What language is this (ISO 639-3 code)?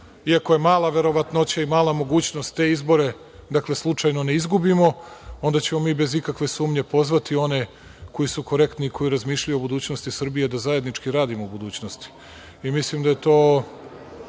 srp